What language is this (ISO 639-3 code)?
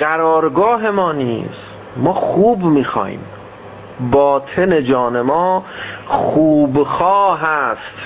fas